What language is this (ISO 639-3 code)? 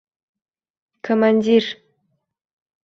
uzb